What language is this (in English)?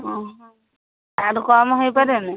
Odia